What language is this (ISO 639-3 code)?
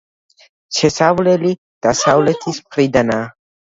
kat